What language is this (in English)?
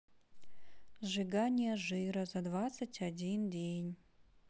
Russian